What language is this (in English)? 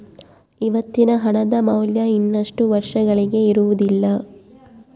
Kannada